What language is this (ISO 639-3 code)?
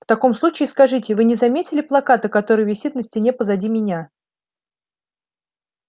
rus